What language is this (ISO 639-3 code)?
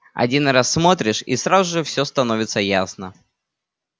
rus